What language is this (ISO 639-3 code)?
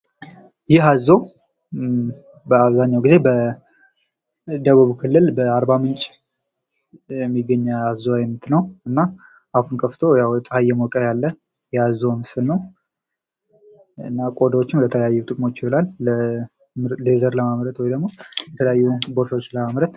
amh